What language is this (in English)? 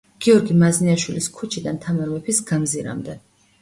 Georgian